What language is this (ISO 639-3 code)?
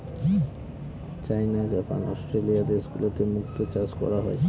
ben